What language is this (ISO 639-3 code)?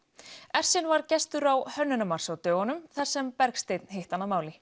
isl